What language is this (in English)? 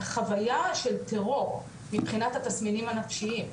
Hebrew